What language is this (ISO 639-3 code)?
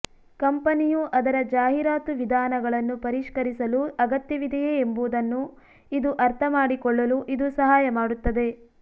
kan